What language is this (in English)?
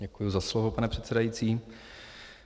Czech